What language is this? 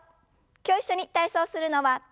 Japanese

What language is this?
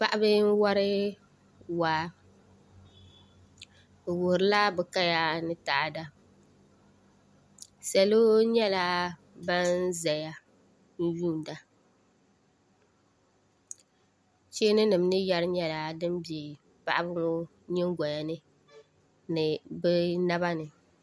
Dagbani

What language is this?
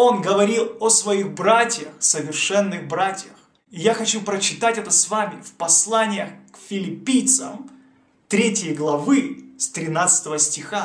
Russian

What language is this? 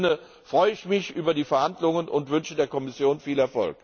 German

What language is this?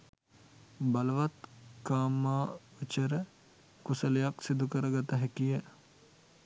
Sinhala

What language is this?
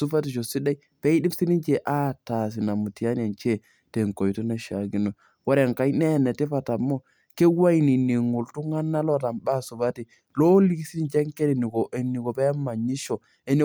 Masai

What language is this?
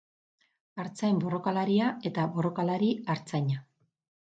Basque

